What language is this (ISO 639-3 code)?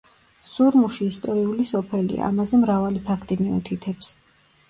kat